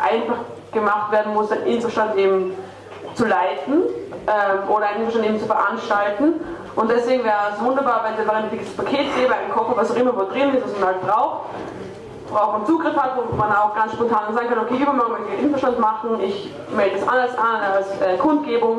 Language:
German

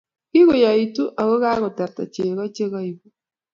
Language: Kalenjin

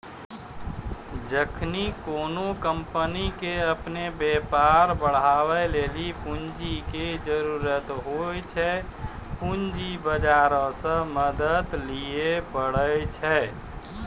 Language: Maithili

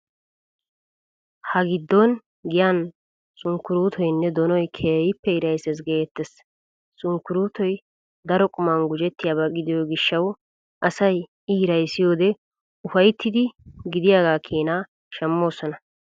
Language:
Wolaytta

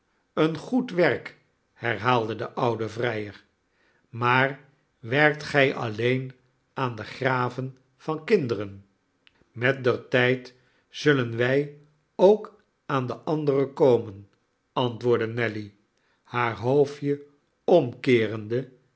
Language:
Dutch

